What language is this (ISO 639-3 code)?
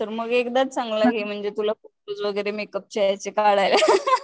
mar